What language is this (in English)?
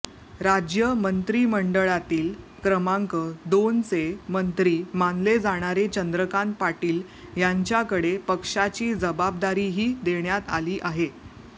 Marathi